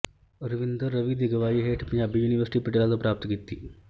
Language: Punjabi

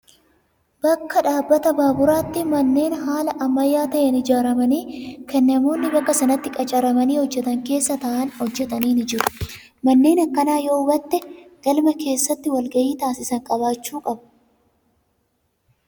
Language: Oromo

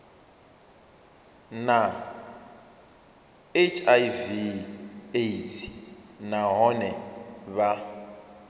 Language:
Venda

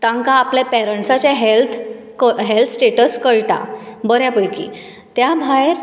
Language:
Konkani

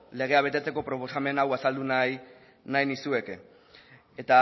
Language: Basque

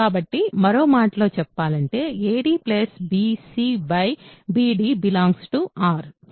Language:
Telugu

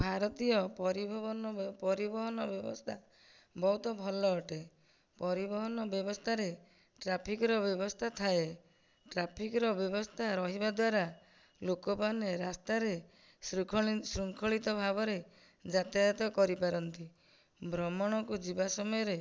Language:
Odia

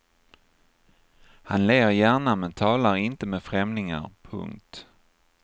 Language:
Swedish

